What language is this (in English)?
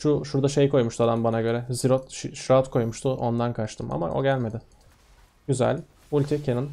Turkish